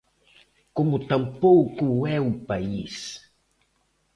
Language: Galician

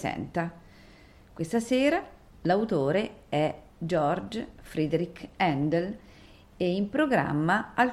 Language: Italian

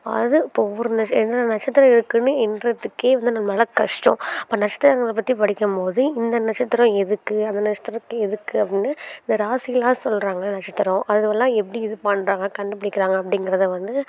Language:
Tamil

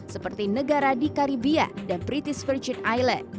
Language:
Indonesian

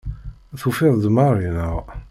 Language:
Kabyle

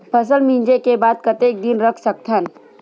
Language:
Chhattisgarhi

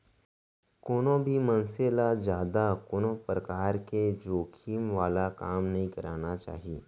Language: Chhattisgarhi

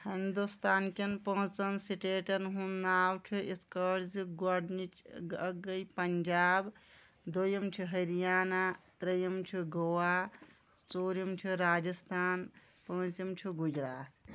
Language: Kashmiri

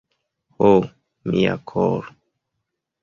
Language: Esperanto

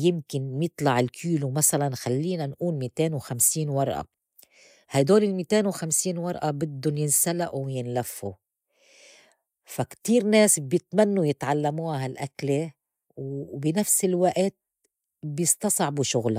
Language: North Levantine Arabic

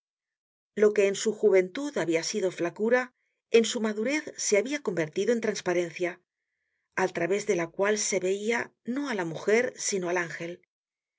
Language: Spanish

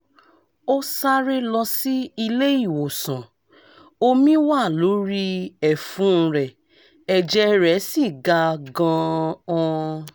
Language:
Yoruba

